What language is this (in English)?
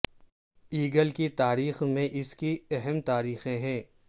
Urdu